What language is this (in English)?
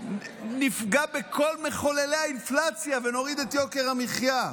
Hebrew